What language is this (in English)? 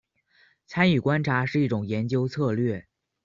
Chinese